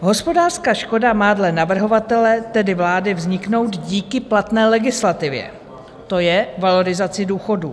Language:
Czech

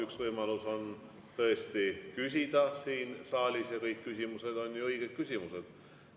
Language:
Estonian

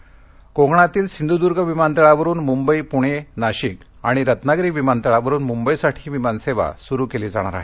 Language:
Marathi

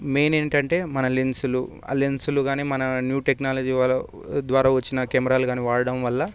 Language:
Telugu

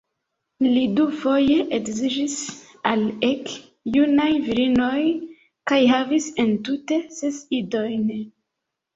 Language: Esperanto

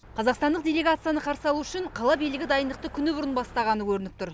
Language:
Kazakh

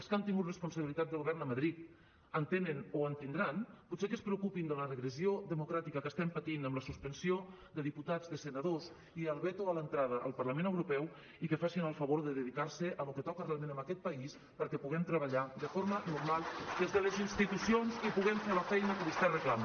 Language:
Catalan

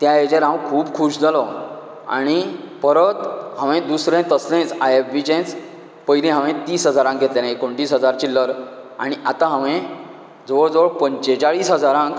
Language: Konkani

